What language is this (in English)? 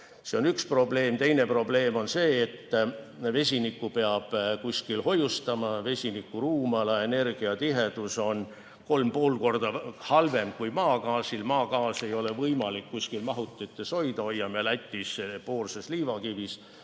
Estonian